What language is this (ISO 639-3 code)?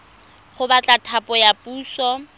tsn